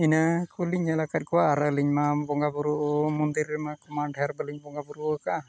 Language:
Santali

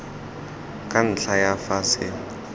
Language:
Tswana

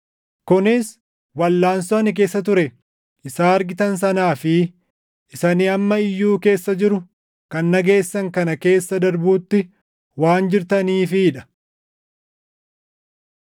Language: Oromo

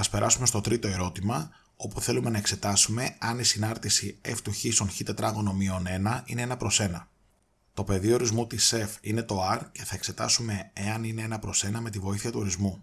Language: Greek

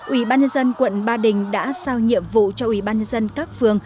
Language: Vietnamese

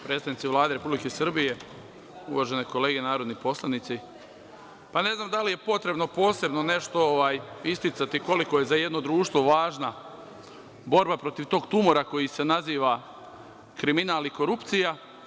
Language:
Serbian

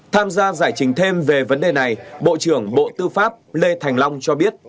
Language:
Vietnamese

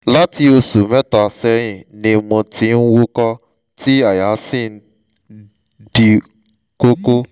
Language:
Yoruba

